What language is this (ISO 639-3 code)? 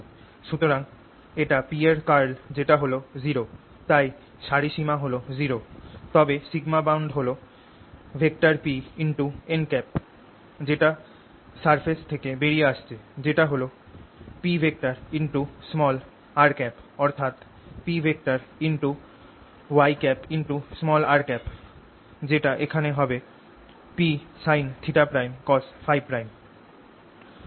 ben